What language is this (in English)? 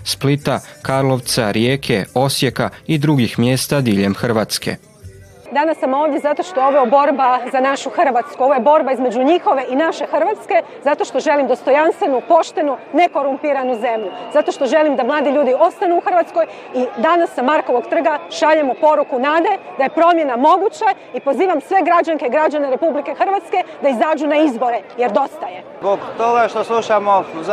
Croatian